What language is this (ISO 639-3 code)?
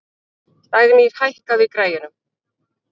isl